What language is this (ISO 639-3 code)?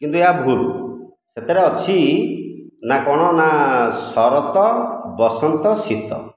ori